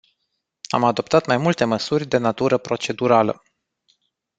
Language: Romanian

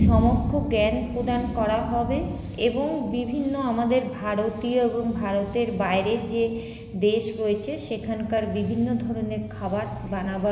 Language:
Bangla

